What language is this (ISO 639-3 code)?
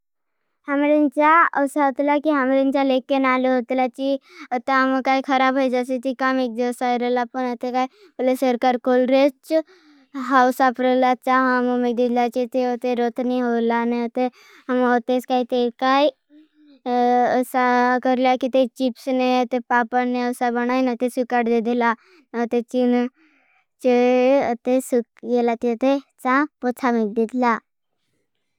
bhb